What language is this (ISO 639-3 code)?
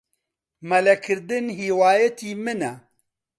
ckb